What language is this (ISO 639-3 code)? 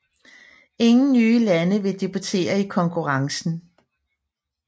dan